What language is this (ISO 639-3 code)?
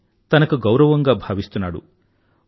tel